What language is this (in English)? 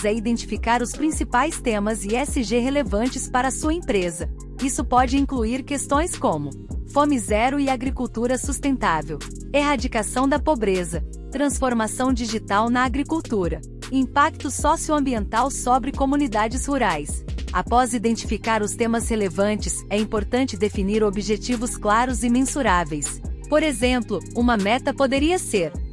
Portuguese